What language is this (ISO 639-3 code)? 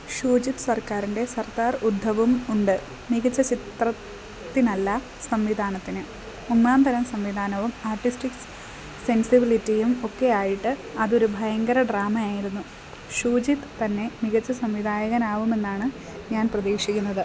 mal